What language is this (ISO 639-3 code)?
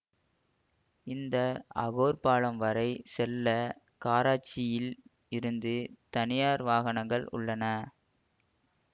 tam